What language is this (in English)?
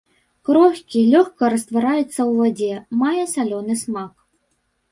Belarusian